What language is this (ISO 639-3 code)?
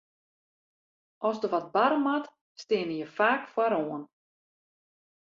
fry